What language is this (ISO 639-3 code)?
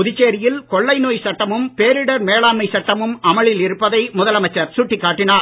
tam